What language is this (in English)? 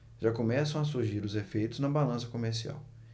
Portuguese